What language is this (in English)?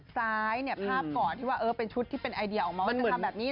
Thai